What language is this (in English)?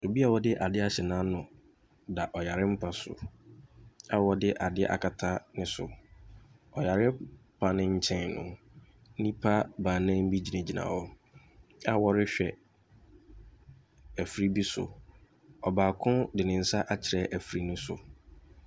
Akan